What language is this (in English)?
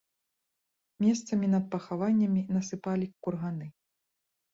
Belarusian